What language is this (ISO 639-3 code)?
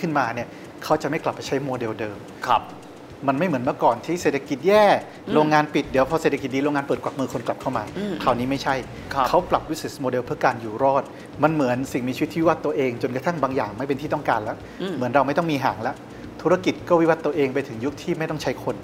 tha